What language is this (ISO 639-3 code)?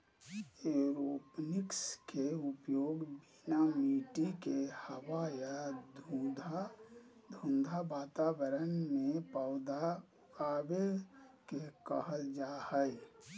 mag